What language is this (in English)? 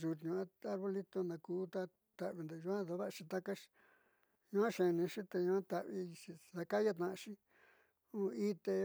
Southeastern Nochixtlán Mixtec